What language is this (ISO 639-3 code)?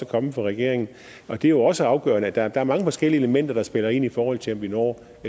dan